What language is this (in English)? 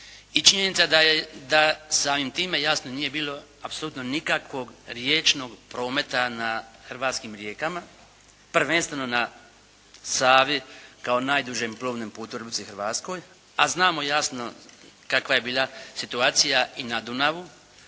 Croatian